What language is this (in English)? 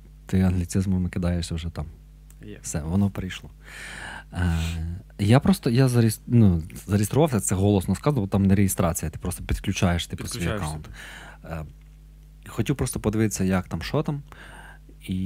Ukrainian